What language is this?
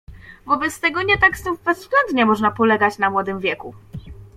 Polish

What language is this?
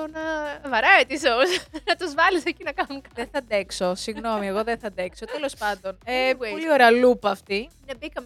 Greek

